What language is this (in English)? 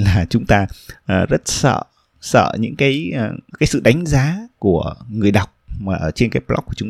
Vietnamese